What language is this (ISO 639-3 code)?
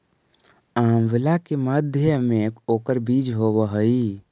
mag